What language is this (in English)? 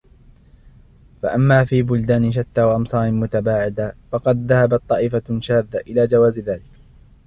Arabic